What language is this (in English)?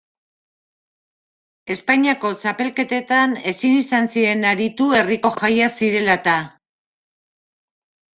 Basque